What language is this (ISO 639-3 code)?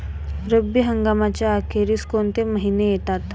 mar